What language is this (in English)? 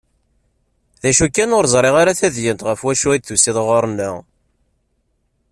Kabyle